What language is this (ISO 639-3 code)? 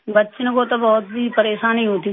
hin